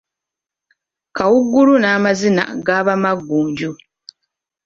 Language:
Ganda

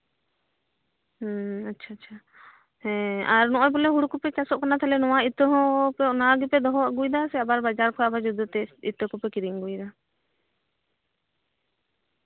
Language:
Santali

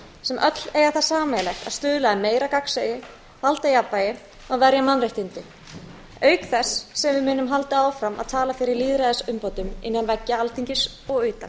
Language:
Icelandic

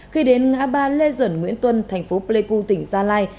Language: Vietnamese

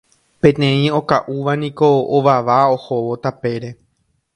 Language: Guarani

